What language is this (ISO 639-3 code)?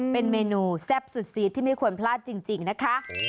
tha